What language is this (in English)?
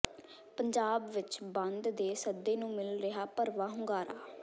Punjabi